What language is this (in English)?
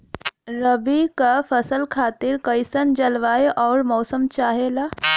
Bhojpuri